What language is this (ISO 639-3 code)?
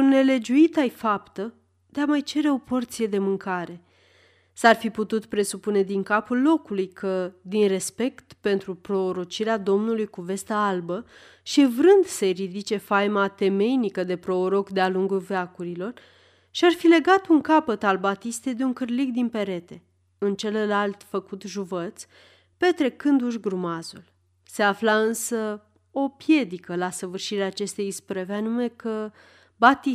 ron